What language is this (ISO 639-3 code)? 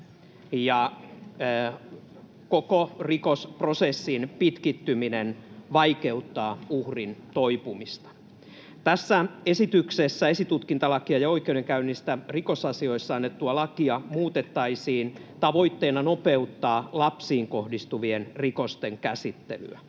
fin